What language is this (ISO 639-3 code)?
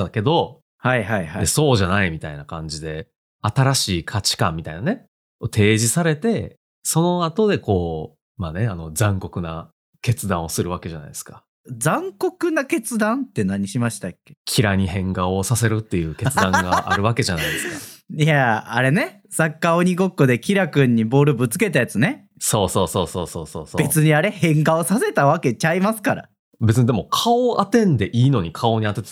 jpn